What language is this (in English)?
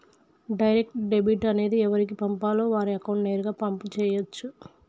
Telugu